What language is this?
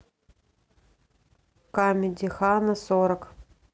Russian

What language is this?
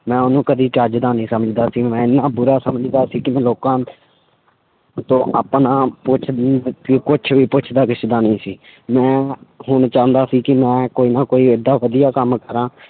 Punjabi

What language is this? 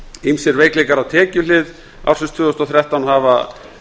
Icelandic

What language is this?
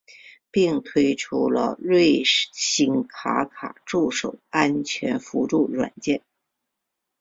Chinese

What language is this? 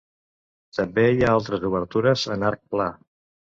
Catalan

